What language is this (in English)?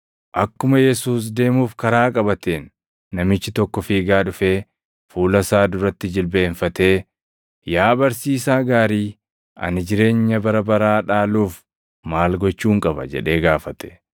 Oromo